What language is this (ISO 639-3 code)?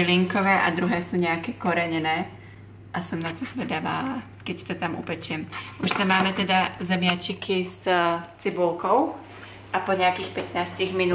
ces